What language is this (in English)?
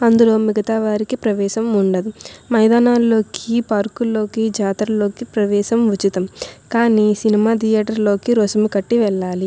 Telugu